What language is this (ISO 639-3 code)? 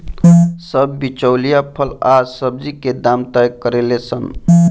bho